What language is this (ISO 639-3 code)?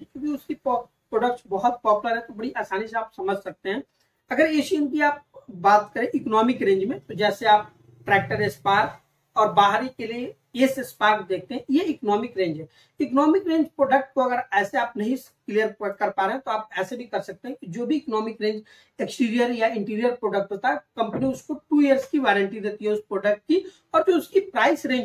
hin